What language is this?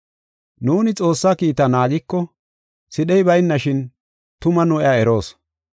Gofa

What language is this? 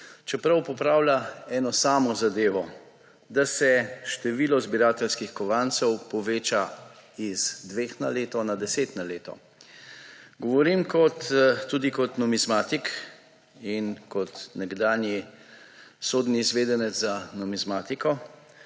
Slovenian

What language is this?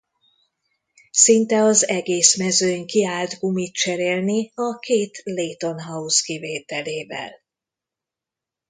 Hungarian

